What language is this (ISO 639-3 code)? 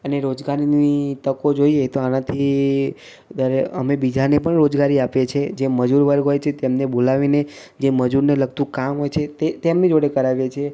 guj